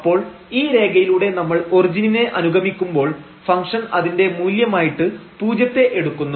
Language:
Malayalam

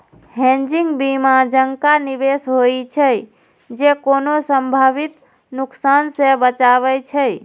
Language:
Maithili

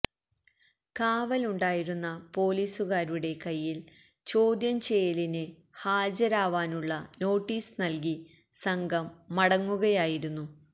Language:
Malayalam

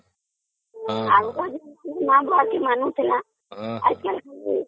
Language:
Odia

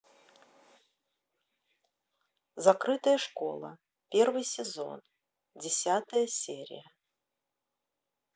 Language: Russian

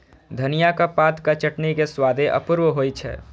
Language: Maithili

